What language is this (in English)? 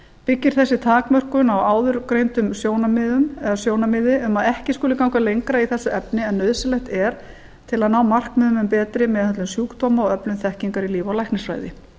Icelandic